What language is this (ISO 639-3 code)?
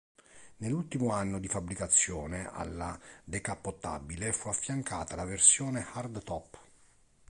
ita